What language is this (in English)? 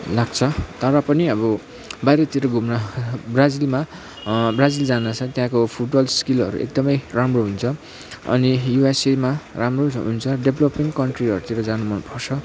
Nepali